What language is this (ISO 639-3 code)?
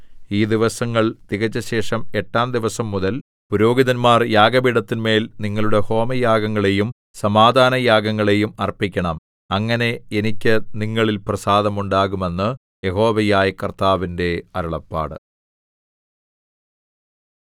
mal